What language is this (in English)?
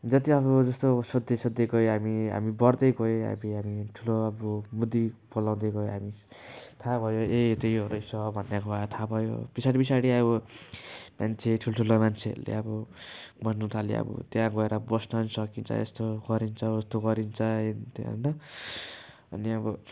Nepali